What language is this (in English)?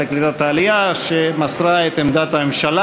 Hebrew